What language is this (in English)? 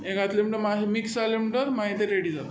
Konkani